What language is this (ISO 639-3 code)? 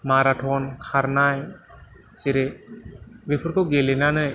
brx